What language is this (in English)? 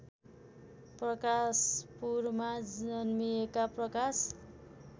Nepali